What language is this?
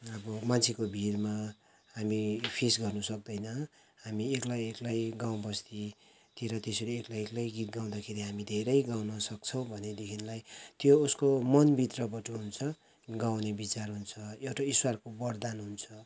Nepali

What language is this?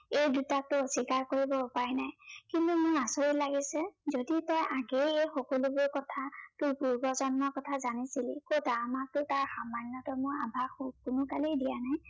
Assamese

